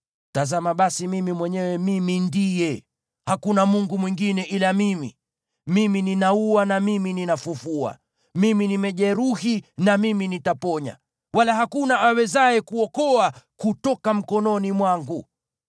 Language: Swahili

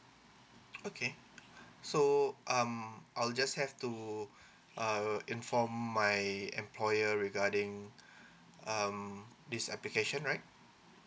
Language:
English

